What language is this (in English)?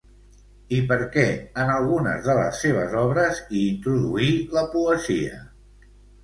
Catalan